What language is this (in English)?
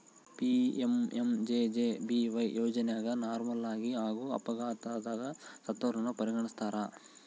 Kannada